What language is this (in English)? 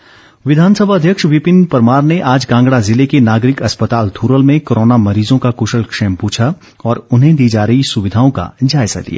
Hindi